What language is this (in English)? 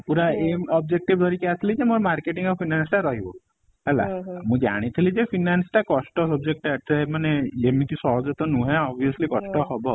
Odia